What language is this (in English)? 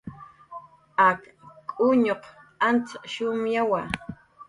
Jaqaru